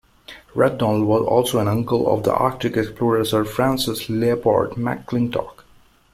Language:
English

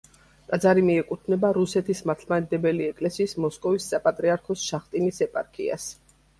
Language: Georgian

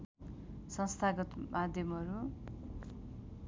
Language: Nepali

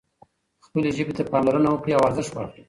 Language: Pashto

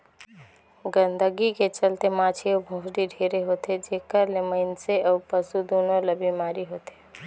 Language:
Chhattisgarhi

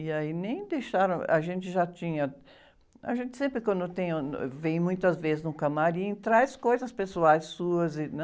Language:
Portuguese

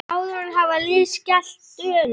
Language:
Icelandic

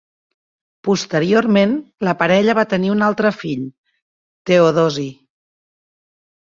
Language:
Catalan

